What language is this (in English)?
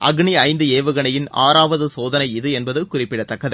Tamil